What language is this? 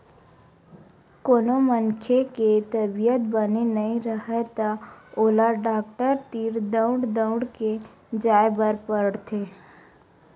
Chhattisgarhi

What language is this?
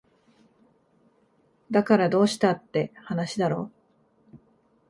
Japanese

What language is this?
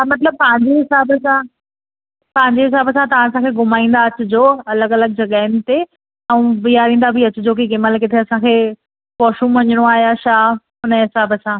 Sindhi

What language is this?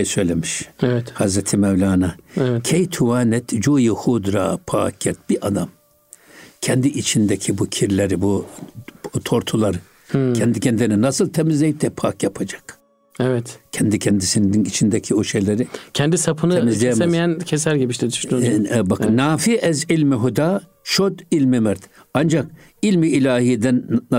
Turkish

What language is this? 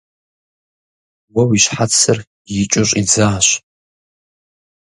Kabardian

